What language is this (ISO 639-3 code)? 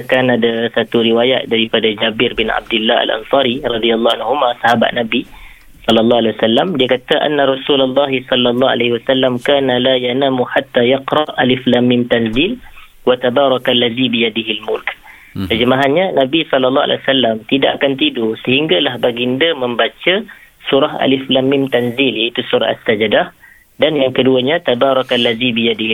msa